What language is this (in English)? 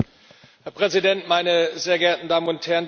German